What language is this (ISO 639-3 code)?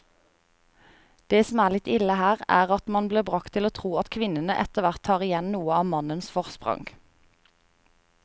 nor